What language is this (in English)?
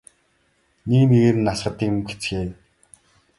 Mongolian